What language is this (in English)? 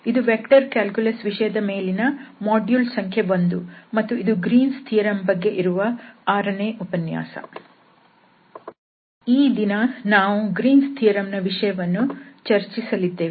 Kannada